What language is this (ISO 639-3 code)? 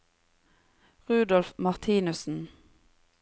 nor